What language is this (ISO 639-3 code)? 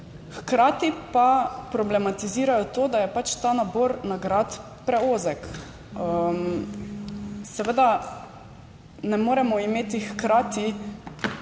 slv